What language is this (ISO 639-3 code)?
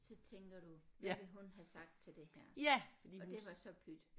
dan